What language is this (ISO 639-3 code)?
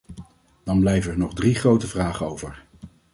nld